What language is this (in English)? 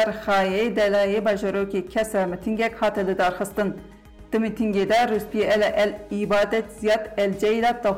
Turkish